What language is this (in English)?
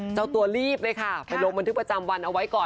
Thai